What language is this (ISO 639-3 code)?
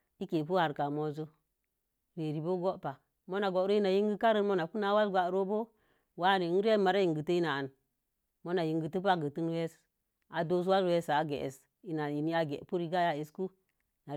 ver